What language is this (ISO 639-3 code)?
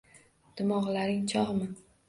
uzb